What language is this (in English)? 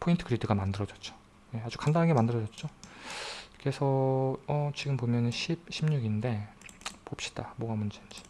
Korean